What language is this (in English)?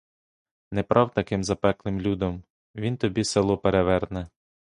Ukrainian